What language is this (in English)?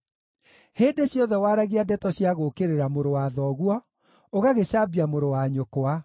Kikuyu